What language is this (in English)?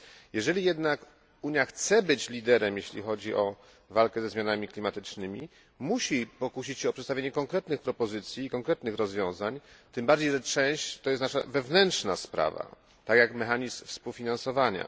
Polish